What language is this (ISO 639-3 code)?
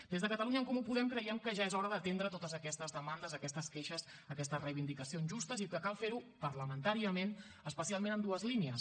cat